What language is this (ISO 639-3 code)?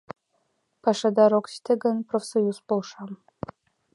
chm